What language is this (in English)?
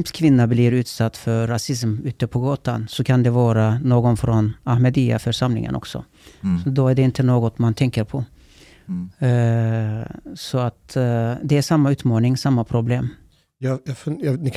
Swedish